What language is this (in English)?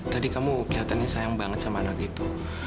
Indonesian